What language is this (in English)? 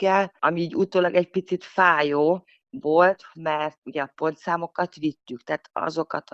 Hungarian